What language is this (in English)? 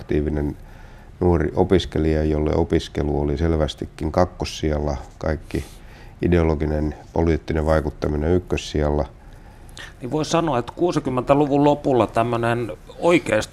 Finnish